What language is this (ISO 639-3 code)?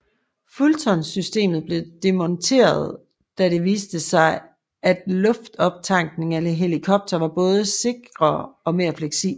dan